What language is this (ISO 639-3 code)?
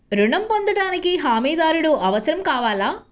tel